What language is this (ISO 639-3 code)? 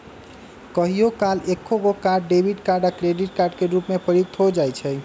mag